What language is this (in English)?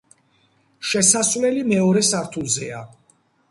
Georgian